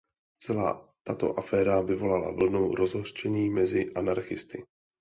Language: Czech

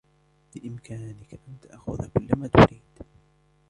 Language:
Arabic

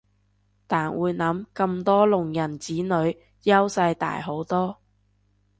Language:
Cantonese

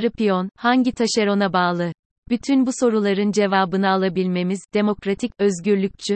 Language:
Turkish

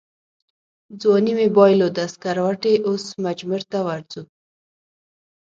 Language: Pashto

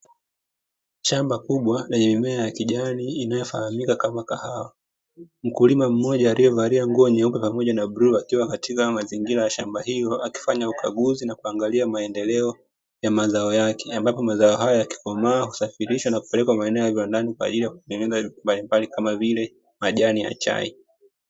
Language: Swahili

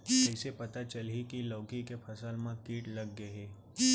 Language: Chhattisgarhi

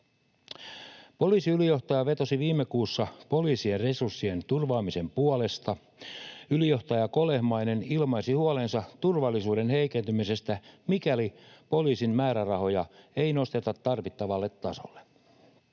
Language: Finnish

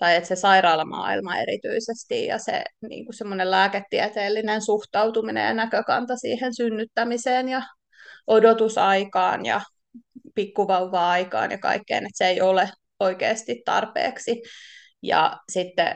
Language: Finnish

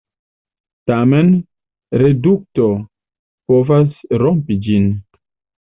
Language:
Esperanto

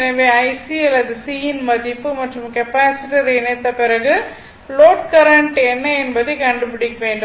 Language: Tamil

